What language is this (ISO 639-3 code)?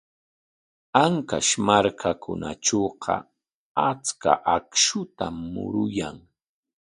qwa